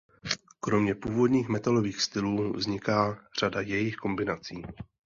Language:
Czech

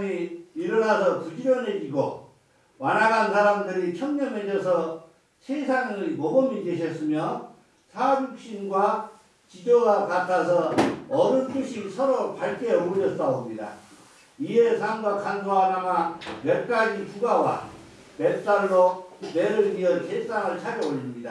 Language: Korean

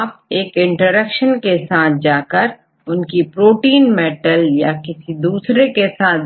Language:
Hindi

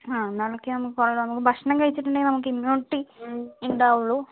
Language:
Malayalam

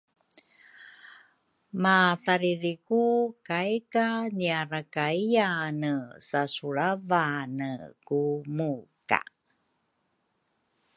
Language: Rukai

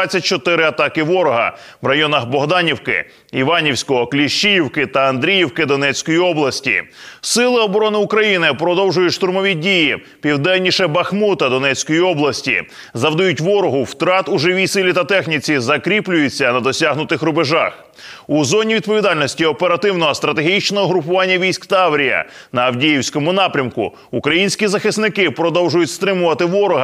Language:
Ukrainian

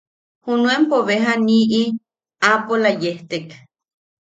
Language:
Yaqui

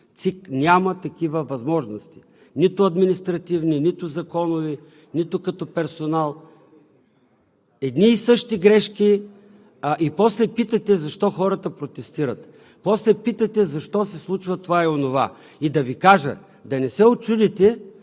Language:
Bulgarian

